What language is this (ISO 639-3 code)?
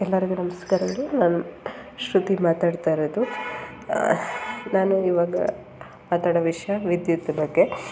kan